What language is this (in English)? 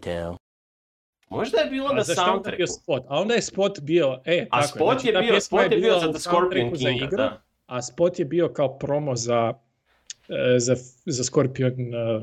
Croatian